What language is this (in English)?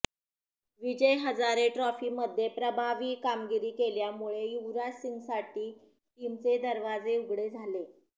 Marathi